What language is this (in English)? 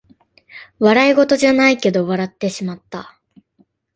Japanese